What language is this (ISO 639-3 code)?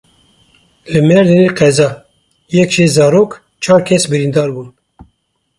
kur